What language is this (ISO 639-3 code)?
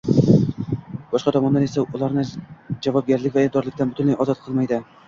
uzb